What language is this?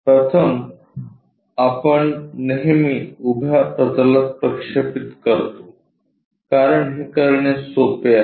Marathi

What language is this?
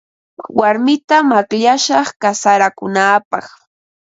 Ambo-Pasco Quechua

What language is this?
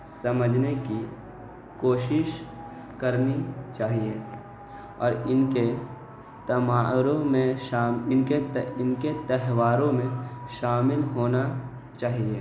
Urdu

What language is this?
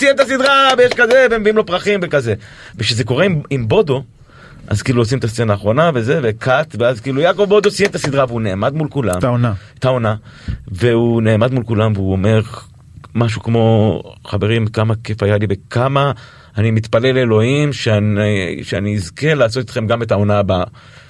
Hebrew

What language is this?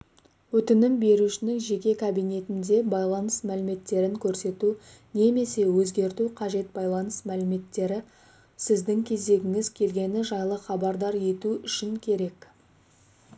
Kazakh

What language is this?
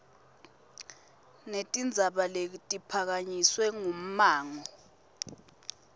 Swati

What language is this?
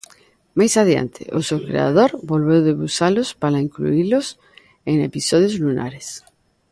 Galician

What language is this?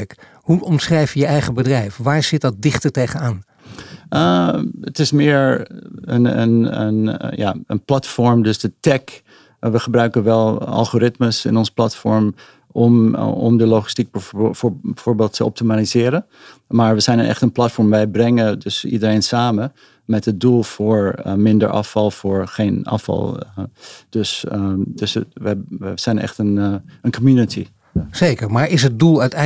Dutch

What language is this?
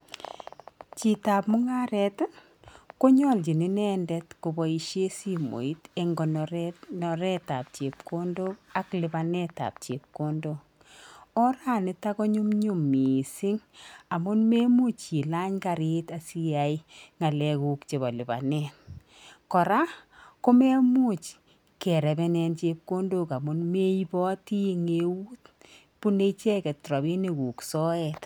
Kalenjin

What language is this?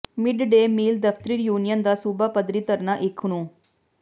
Punjabi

